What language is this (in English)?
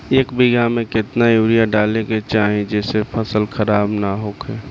Bhojpuri